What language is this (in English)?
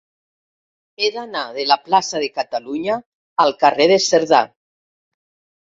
Catalan